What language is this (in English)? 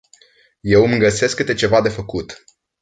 Romanian